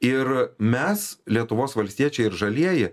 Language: Lithuanian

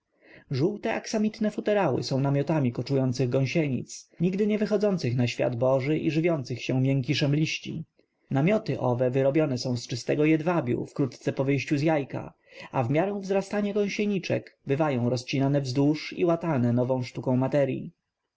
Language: Polish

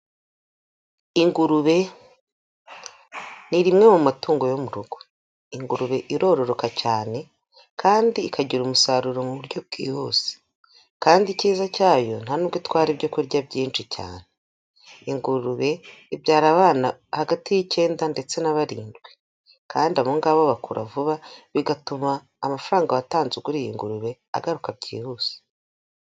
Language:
Kinyarwanda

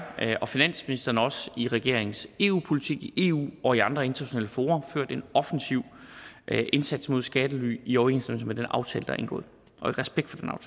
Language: Danish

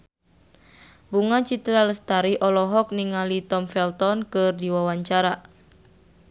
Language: Sundanese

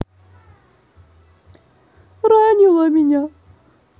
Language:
Russian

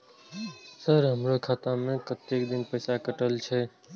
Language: Maithili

